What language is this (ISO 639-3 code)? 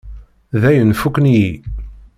kab